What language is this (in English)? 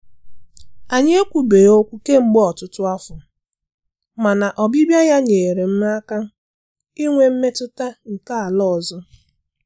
Igbo